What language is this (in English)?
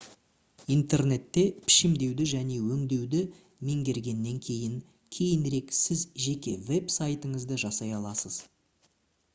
Kazakh